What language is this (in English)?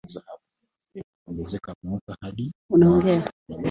Swahili